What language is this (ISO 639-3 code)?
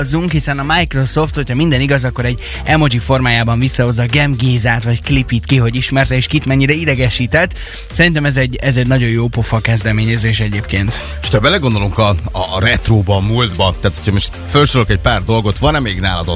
hun